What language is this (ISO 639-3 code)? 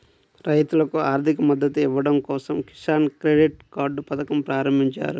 tel